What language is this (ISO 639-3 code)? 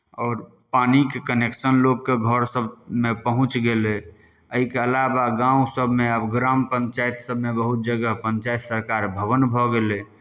mai